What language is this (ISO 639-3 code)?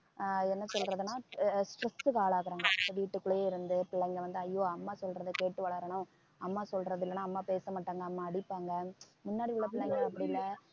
tam